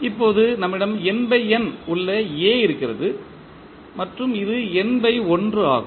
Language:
Tamil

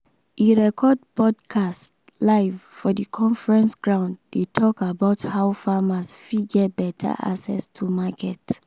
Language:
Nigerian Pidgin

